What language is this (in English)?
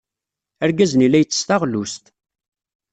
Kabyle